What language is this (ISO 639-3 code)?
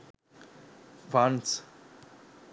sin